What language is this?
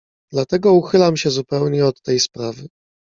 Polish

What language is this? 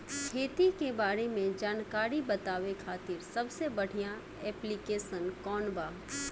Bhojpuri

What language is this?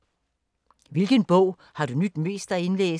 Danish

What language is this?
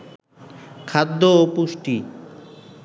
Bangla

